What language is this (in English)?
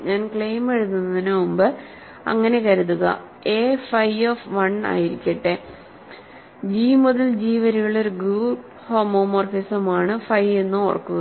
Malayalam